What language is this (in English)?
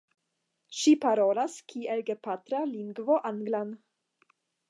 Esperanto